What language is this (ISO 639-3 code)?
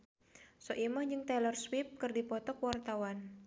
sun